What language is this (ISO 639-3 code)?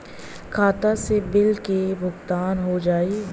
bho